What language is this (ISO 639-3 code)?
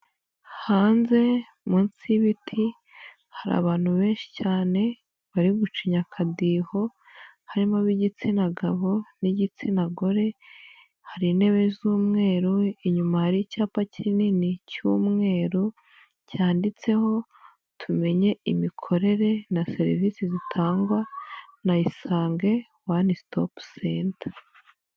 kin